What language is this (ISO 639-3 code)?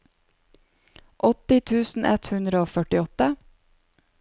nor